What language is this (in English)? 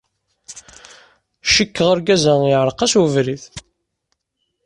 Kabyle